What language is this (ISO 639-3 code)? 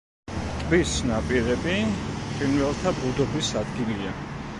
kat